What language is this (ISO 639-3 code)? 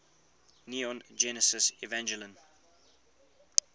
eng